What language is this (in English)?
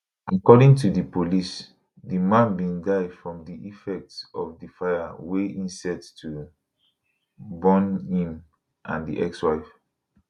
Nigerian Pidgin